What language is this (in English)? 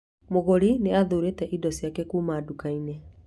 Kikuyu